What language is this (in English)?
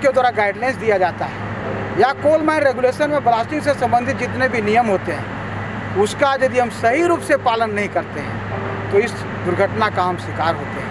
Hindi